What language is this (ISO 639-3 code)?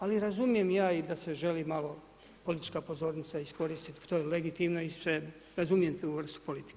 hrv